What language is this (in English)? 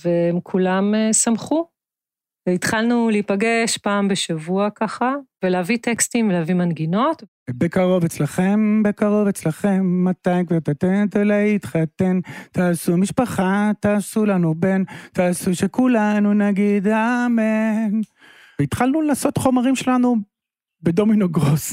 Hebrew